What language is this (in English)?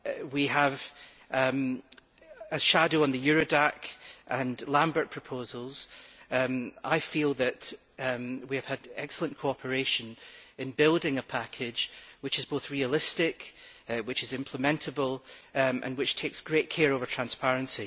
English